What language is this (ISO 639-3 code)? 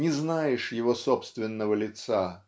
rus